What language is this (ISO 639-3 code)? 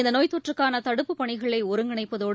tam